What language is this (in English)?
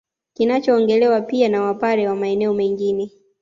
Swahili